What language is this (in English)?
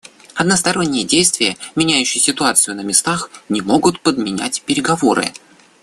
Russian